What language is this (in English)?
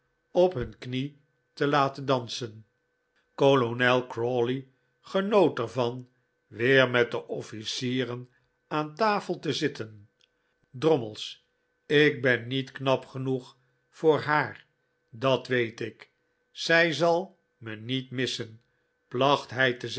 Dutch